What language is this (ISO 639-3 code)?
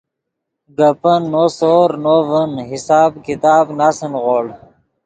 ydg